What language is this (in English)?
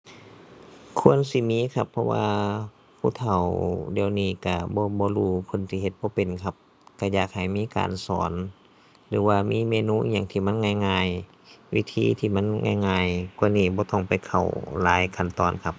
Thai